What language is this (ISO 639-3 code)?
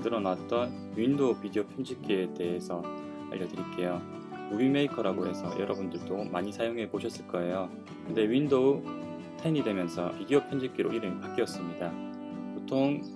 kor